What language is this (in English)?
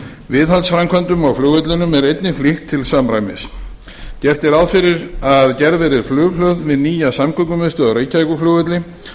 Icelandic